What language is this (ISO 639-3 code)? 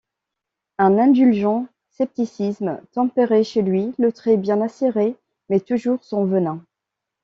fra